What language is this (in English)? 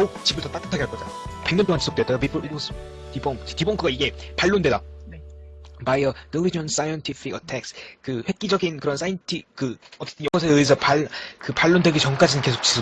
Korean